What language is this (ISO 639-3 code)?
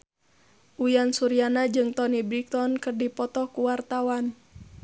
sun